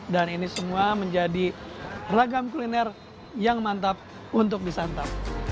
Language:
Indonesian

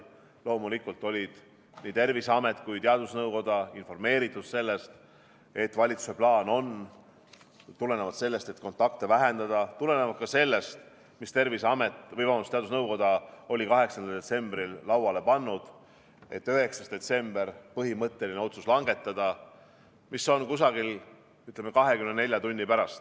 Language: Estonian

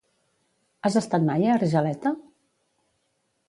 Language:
Catalan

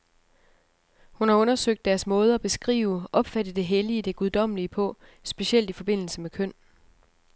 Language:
Danish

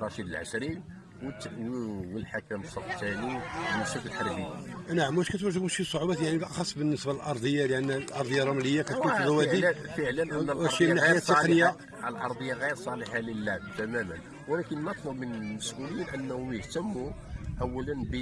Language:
Arabic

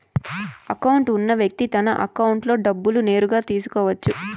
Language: Telugu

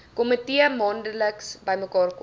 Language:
Afrikaans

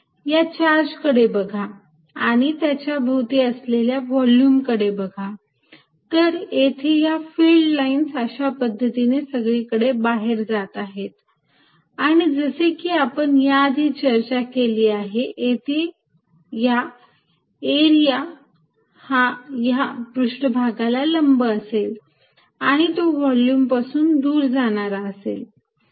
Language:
Marathi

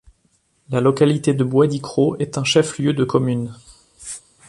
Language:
French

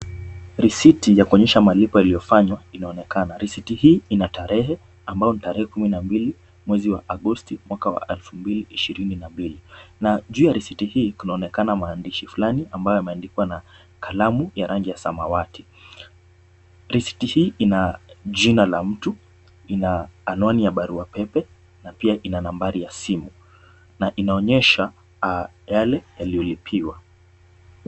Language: Swahili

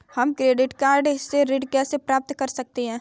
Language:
Hindi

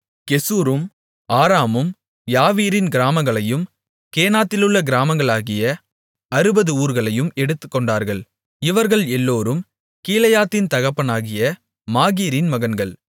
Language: Tamil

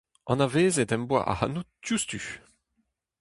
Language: Breton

